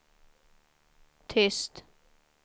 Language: Swedish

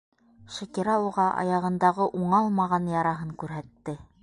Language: Bashkir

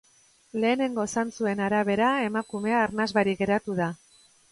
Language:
Basque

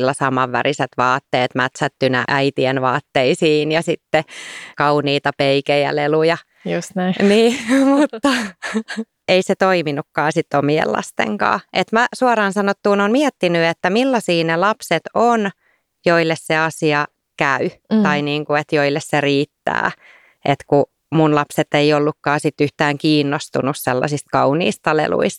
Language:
Finnish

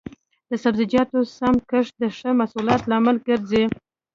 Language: Pashto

